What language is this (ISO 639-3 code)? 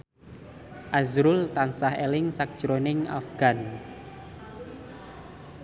jav